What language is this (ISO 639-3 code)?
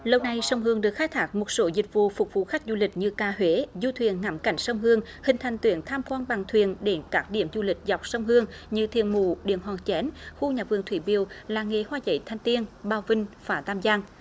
vie